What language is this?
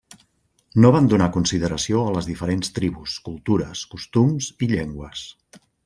Catalan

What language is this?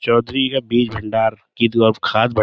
Urdu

